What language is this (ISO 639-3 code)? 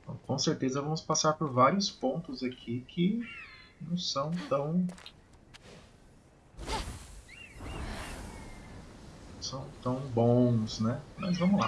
por